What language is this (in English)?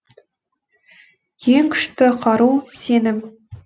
Kazakh